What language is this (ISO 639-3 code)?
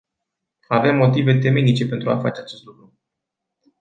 ron